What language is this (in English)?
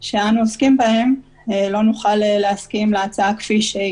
Hebrew